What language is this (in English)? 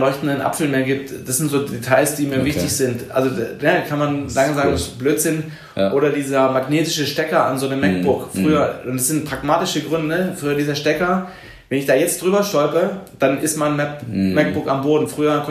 German